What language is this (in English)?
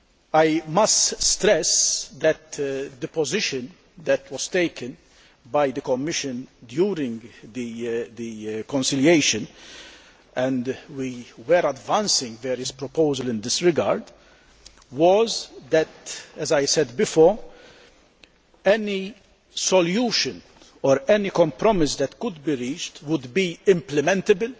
English